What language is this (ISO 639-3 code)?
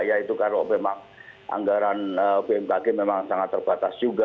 ind